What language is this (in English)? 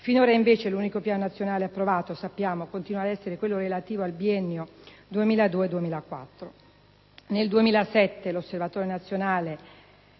Italian